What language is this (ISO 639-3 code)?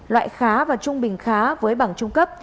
vie